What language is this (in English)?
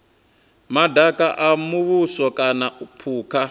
Venda